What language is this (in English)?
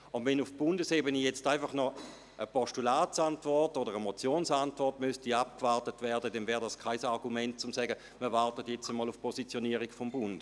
Swiss German